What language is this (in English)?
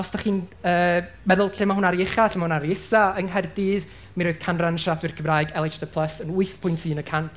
Welsh